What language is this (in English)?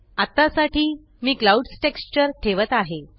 Marathi